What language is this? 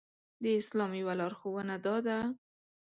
Pashto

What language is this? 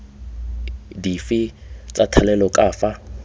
Tswana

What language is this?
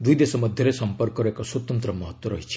Odia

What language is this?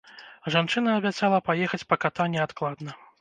Belarusian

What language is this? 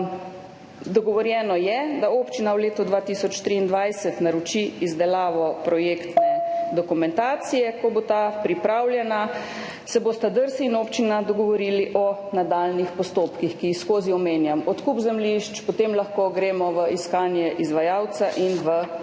Slovenian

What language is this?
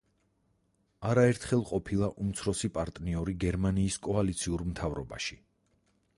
Georgian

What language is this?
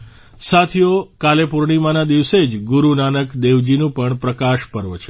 Gujarati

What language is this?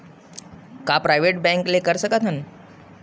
Chhattisgarhi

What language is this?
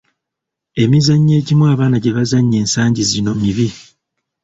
Ganda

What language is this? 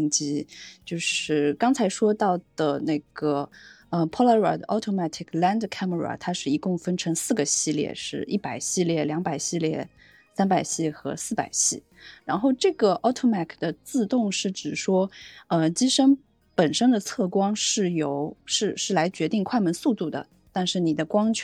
Chinese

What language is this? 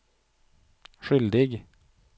Swedish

